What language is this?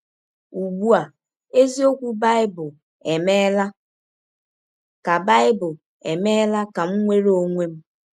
Igbo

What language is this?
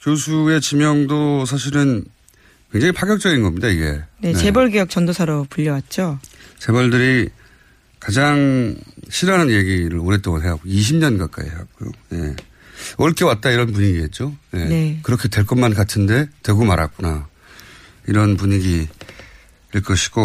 Korean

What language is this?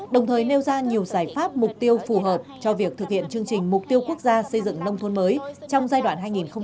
Vietnamese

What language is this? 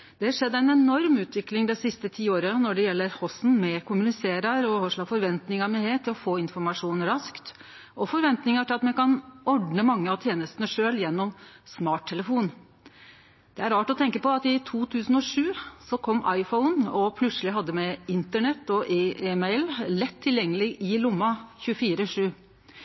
Norwegian Nynorsk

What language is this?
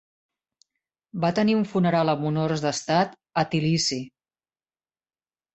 Catalan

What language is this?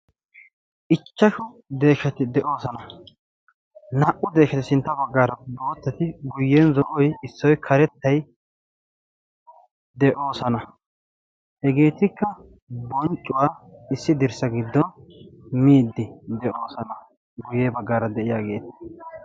Wolaytta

